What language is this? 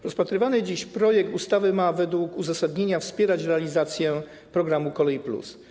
Polish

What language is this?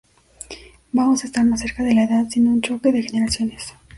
Spanish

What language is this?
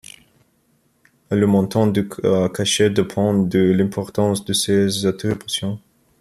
French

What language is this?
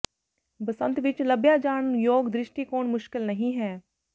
Punjabi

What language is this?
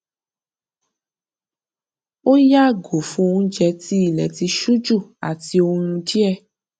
Yoruba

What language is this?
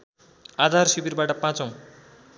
Nepali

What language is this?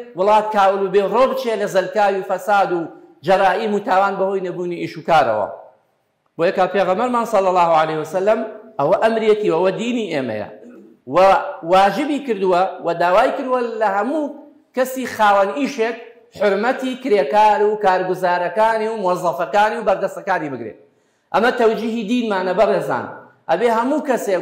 Arabic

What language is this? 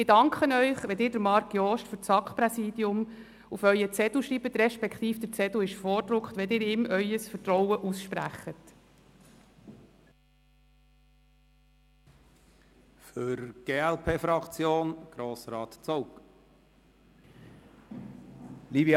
Swiss German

